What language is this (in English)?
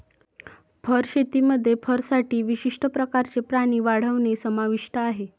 Marathi